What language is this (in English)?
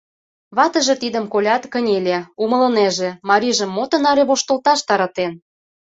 Mari